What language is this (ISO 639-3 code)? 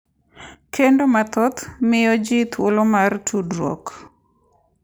luo